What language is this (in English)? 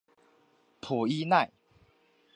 Chinese